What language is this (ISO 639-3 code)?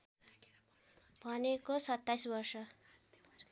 nep